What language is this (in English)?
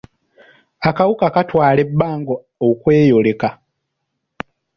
Ganda